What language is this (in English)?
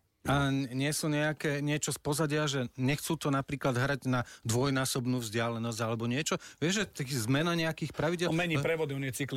Slovak